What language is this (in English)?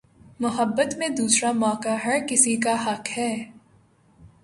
Urdu